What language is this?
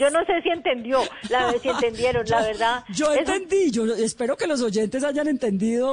Spanish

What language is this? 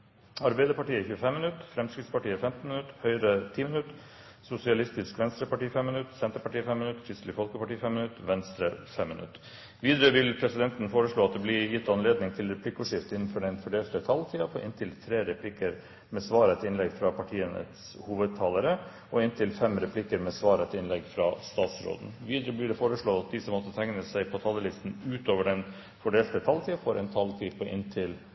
Norwegian Bokmål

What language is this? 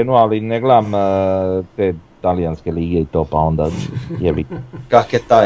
Croatian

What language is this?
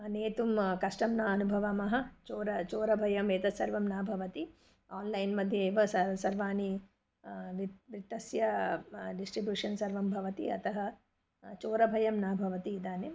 Sanskrit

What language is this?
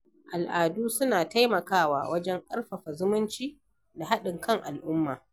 Hausa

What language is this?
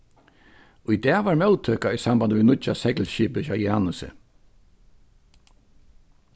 Faroese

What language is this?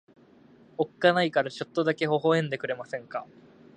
Japanese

